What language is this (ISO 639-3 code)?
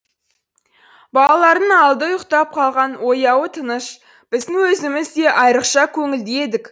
kaz